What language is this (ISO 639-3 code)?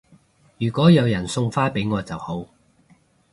yue